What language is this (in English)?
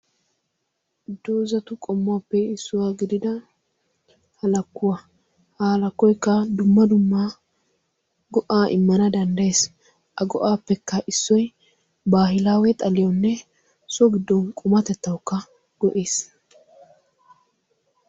Wolaytta